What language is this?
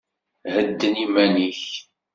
Kabyle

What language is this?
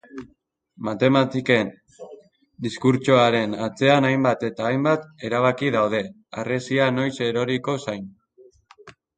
Basque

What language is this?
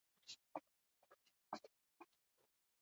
Basque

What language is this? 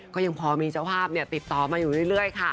Thai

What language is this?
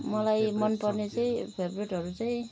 Nepali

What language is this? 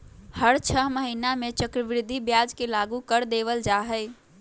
Magahi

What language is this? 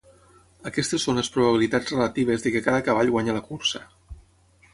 Catalan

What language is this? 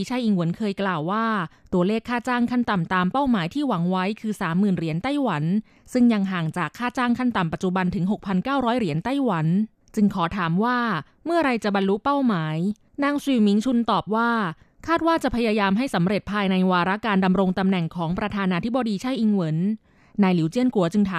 Thai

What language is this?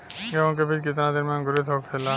Bhojpuri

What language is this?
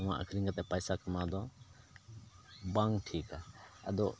Santali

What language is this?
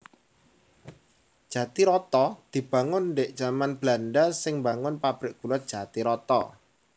Javanese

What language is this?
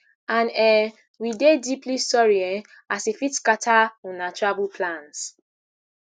Nigerian Pidgin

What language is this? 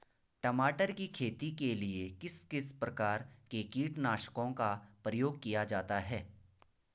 Hindi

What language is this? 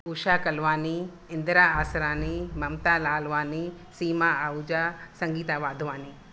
Sindhi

